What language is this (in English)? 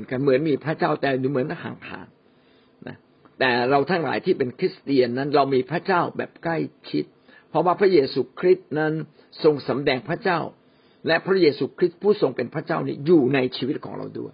Thai